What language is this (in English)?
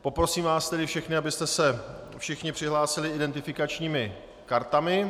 Czech